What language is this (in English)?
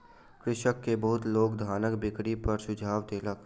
Maithili